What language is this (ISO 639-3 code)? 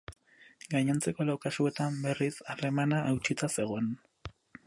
eus